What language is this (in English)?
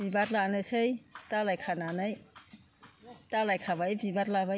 Bodo